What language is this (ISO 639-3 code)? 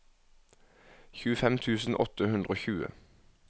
nor